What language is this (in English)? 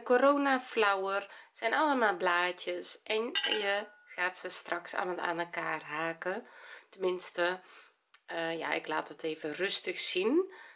Dutch